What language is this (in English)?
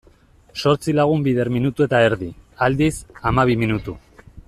Basque